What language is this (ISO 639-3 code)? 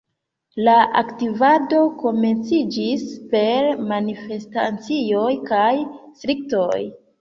epo